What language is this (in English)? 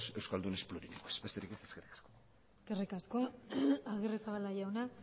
Basque